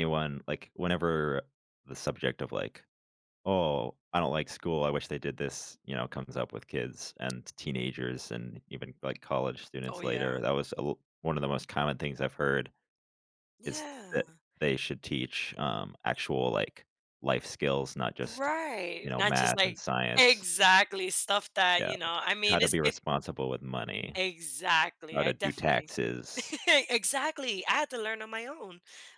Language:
English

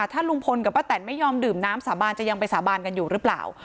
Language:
Thai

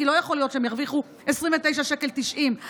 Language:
Hebrew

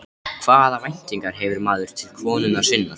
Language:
Icelandic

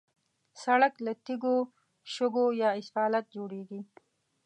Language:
Pashto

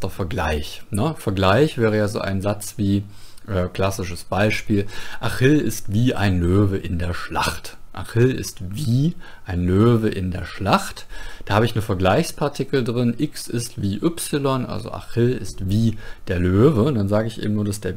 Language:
German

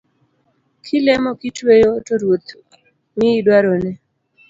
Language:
Luo (Kenya and Tanzania)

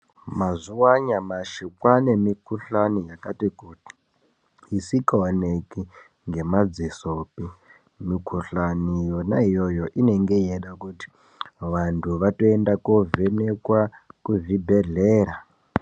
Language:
Ndau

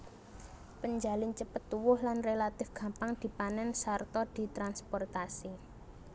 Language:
Javanese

